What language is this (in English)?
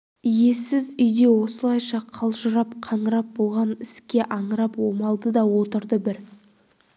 Kazakh